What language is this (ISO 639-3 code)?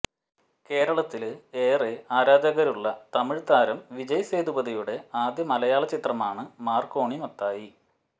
mal